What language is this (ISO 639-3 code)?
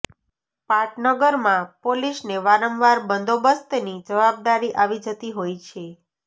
guj